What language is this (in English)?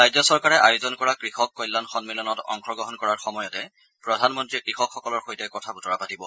Assamese